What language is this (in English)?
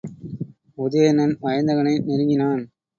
Tamil